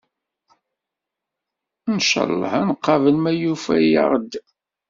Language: Kabyle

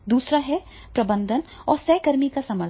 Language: Hindi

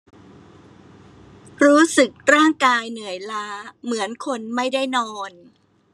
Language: Thai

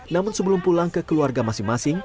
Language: Indonesian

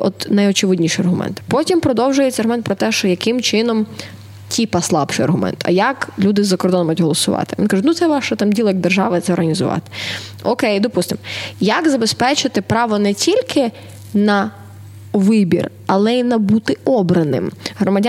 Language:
Ukrainian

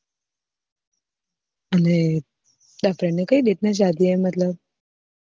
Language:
Gujarati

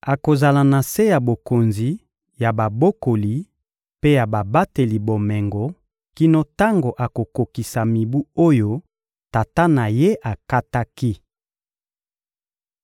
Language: Lingala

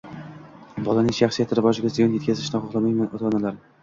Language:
Uzbek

